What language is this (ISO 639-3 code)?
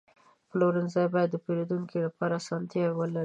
pus